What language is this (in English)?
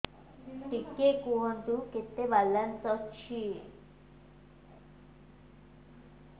Odia